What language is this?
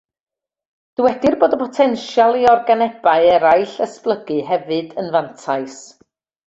Welsh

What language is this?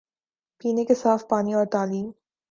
Urdu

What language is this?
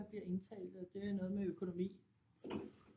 Danish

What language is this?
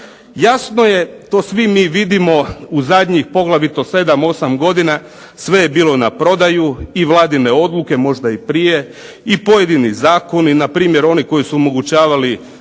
Croatian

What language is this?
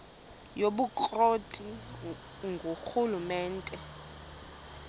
Xhosa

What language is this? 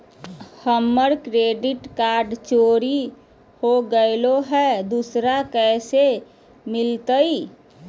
Magahi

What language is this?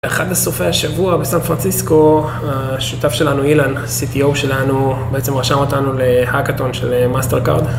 Hebrew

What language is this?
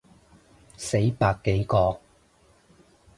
Cantonese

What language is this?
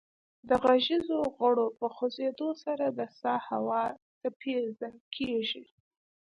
Pashto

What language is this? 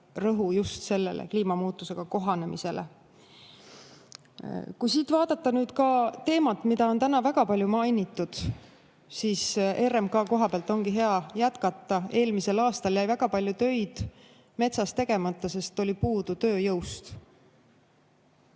Estonian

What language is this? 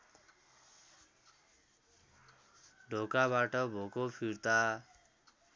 Nepali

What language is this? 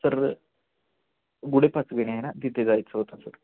Marathi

